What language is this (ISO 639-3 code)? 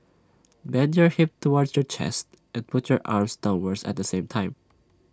eng